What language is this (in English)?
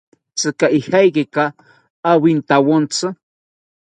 South Ucayali Ashéninka